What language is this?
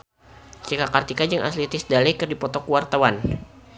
Sundanese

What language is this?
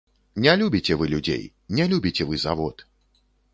Belarusian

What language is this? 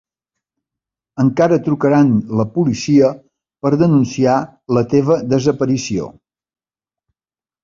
Catalan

